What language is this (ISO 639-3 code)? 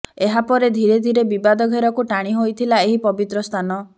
ori